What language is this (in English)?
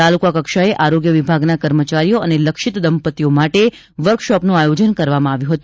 Gujarati